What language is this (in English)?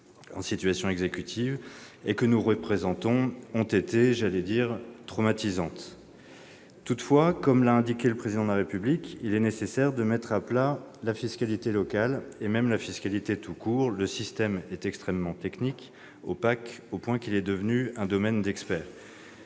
French